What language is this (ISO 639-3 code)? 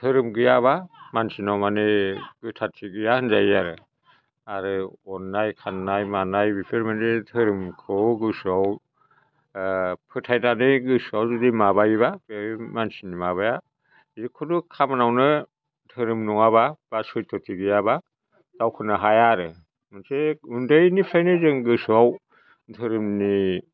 brx